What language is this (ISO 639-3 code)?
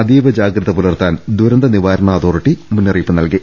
mal